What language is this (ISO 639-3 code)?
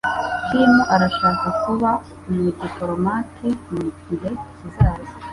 kin